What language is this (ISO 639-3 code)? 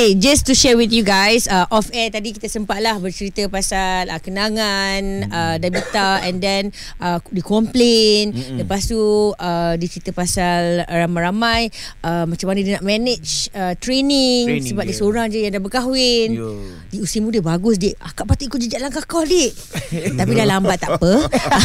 msa